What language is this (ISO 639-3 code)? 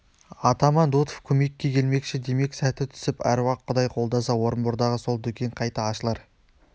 kaz